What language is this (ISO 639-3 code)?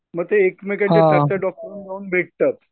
mar